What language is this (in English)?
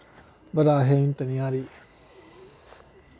Dogri